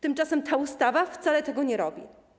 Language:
Polish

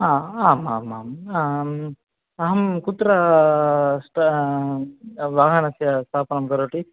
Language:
Sanskrit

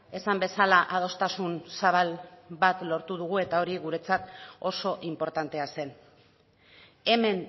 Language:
Basque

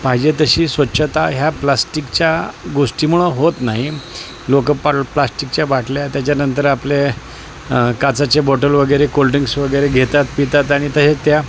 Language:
Marathi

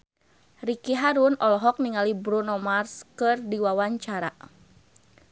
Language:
Sundanese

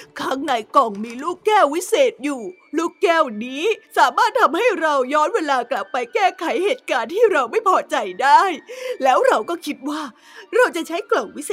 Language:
Thai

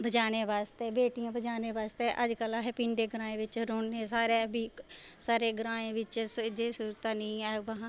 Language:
Dogri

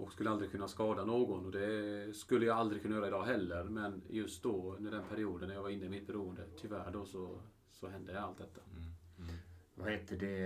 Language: Swedish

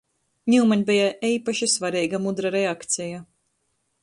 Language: Latgalian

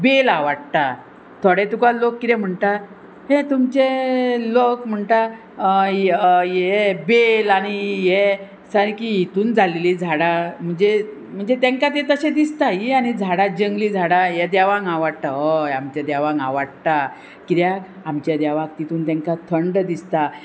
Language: Konkani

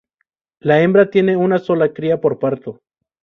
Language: Spanish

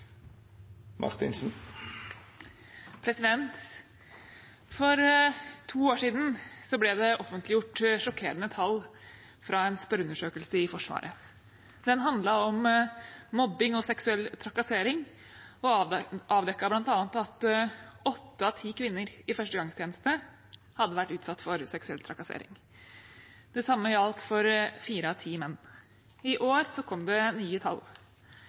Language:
Norwegian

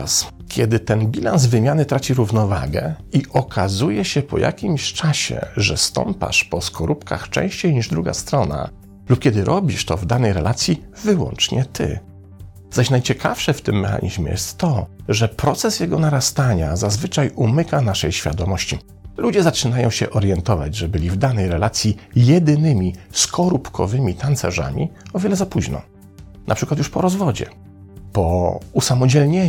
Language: Polish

